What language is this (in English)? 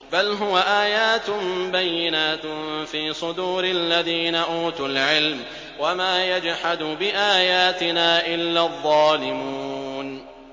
Arabic